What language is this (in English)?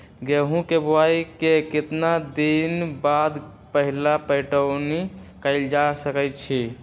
Magahi